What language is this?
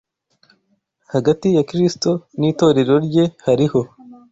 Kinyarwanda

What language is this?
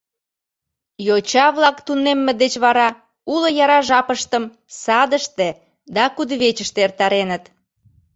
Mari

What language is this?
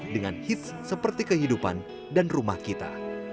Indonesian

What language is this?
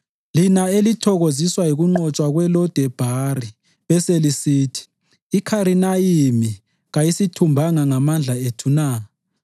North Ndebele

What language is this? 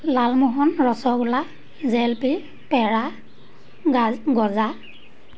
Assamese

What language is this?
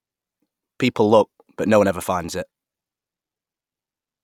English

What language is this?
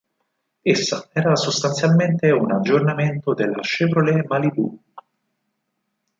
Italian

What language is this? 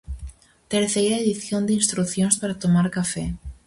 Galician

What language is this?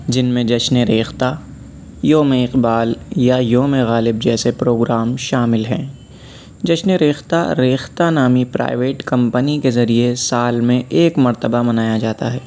Urdu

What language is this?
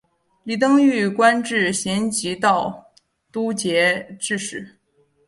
Chinese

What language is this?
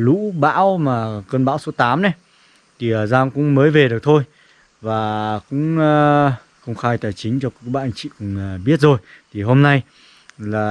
Vietnamese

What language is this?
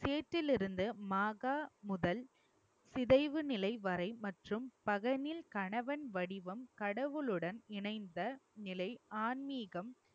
Tamil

